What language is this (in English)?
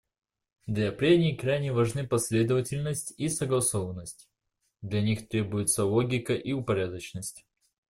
Russian